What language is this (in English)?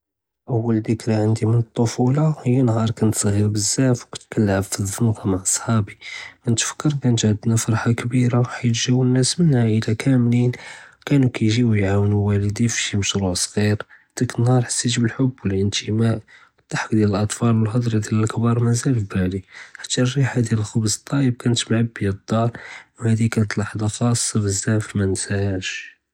Judeo-Arabic